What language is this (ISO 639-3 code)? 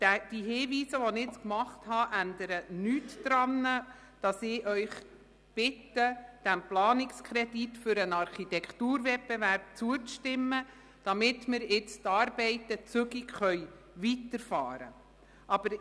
gsw